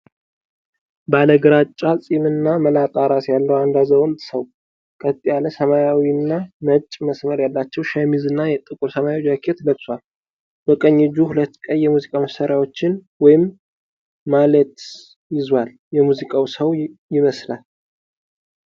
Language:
Amharic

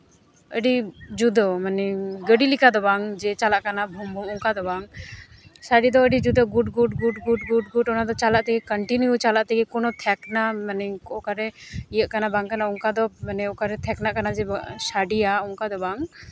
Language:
Santali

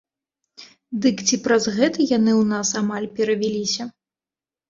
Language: Belarusian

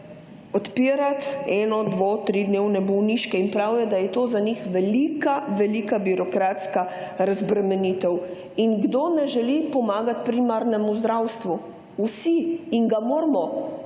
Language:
Slovenian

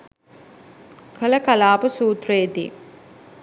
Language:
Sinhala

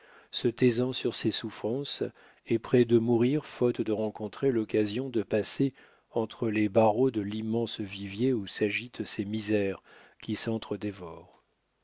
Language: French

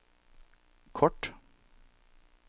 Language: Norwegian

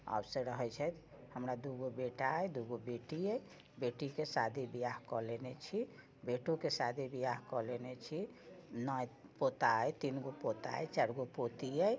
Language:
Maithili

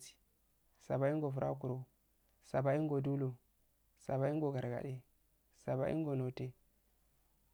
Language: Afade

